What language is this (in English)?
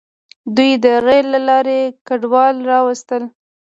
Pashto